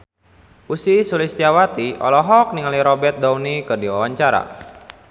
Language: Sundanese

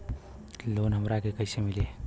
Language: Bhojpuri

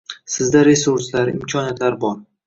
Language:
Uzbek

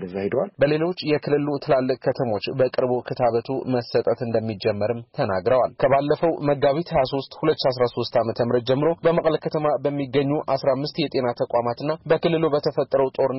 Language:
Amharic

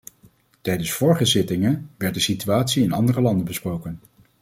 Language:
Dutch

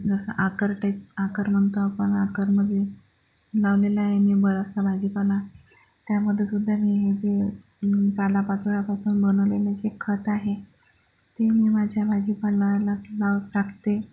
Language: Marathi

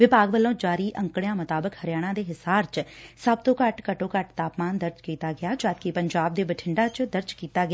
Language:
Punjabi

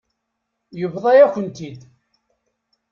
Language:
Kabyle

